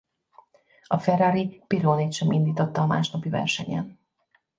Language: Hungarian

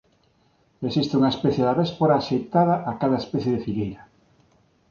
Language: Galician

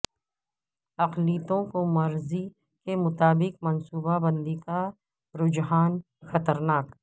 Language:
Urdu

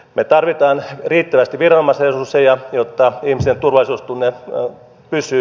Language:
Finnish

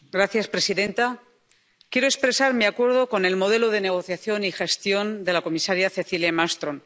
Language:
Spanish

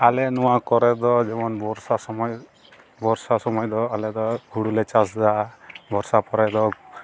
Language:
Santali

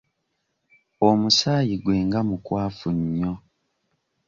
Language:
Ganda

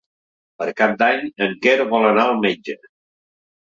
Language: Catalan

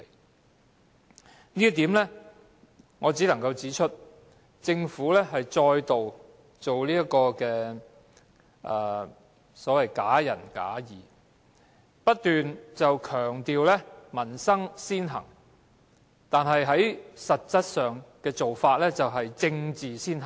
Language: Cantonese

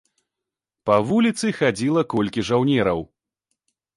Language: Belarusian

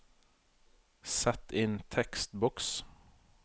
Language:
Norwegian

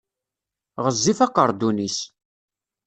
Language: Kabyle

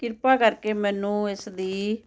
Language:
Punjabi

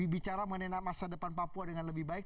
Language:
Indonesian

